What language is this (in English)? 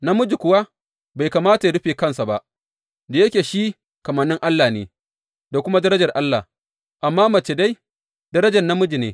Hausa